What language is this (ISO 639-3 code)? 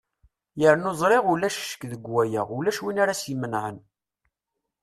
kab